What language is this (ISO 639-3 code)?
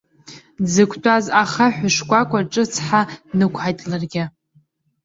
abk